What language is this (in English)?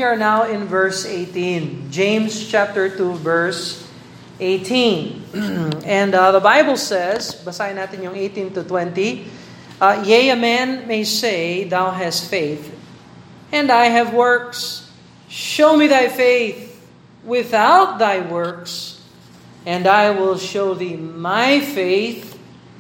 Filipino